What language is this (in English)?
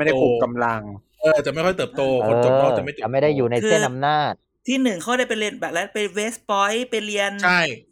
Thai